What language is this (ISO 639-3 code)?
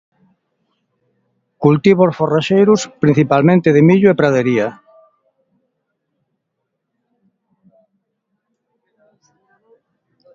glg